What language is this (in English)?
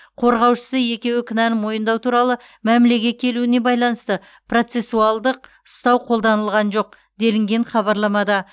Kazakh